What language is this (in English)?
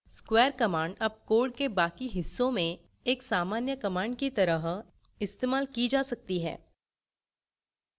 Hindi